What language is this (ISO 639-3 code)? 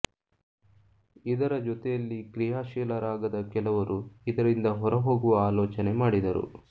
kan